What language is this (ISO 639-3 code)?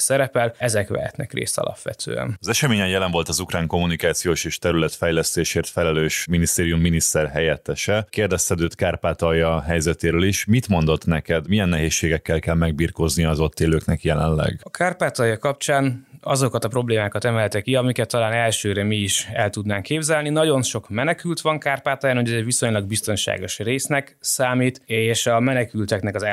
hun